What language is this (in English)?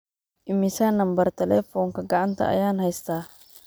Somali